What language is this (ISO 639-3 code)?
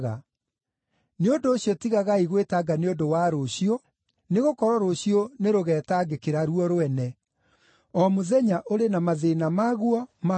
kik